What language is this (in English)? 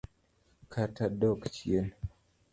Luo (Kenya and Tanzania)